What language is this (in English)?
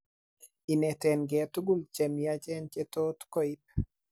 Kalenjin